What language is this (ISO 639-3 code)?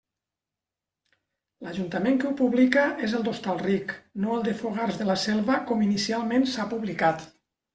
cat